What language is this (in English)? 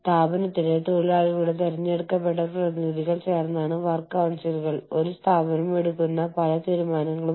Malayalam